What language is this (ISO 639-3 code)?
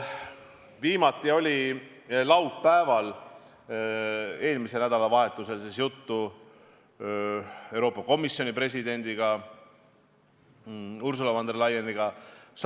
est